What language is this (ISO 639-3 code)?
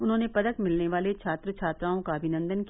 hin